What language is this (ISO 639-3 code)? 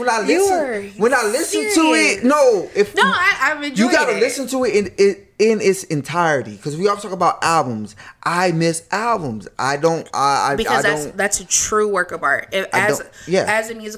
eng